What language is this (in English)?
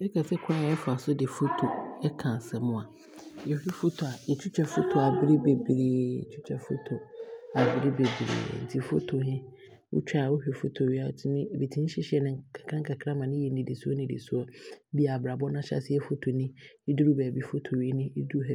Abron